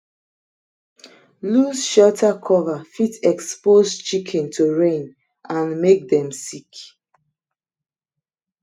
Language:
Nigerian Pidgin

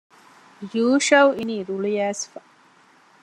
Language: Divehi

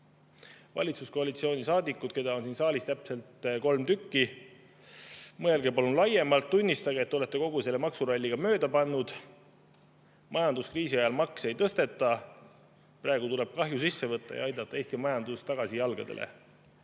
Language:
Estonian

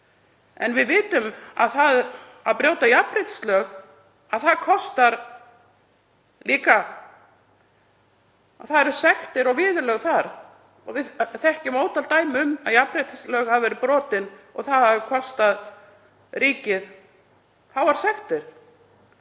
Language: Icelandic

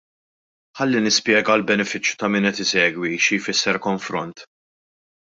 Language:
Maltese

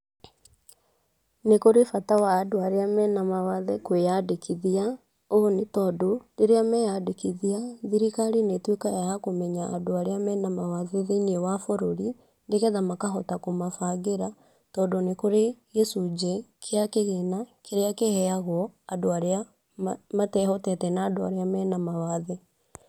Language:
Kikuyu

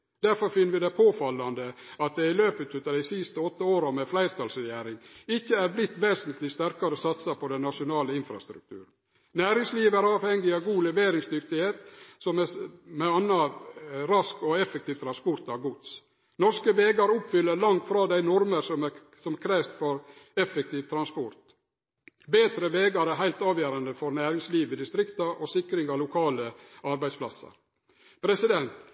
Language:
Norwegian Nynorsk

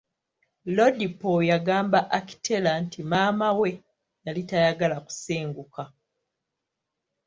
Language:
Ganda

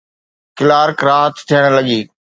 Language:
Sindhi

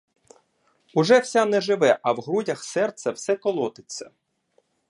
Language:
Ukrainian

